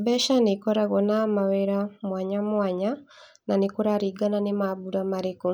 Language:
Kikuyu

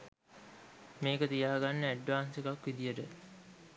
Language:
Sinhala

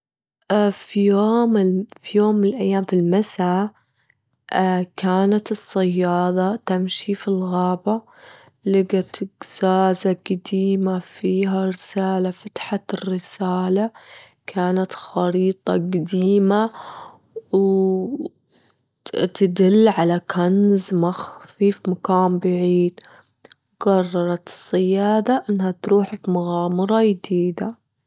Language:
Gulf Arabic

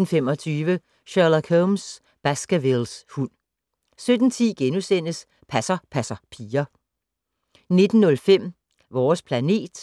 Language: Danish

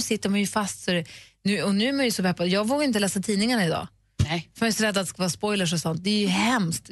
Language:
Swedish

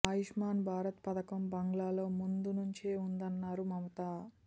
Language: Telugu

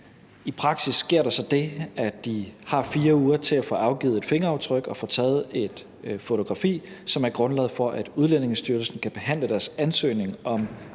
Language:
Danish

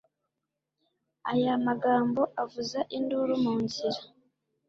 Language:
Kinyarwanda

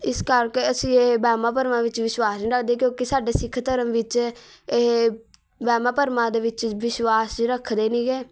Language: Punjabi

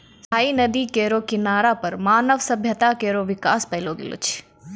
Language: Maithili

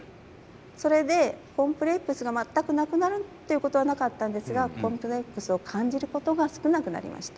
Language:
Japanese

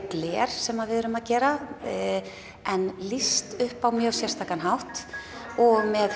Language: Icelandic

